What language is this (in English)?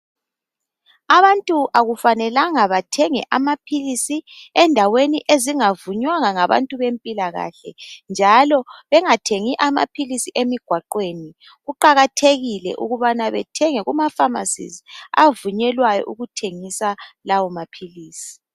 North Ndebele